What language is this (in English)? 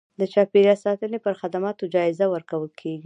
Pashto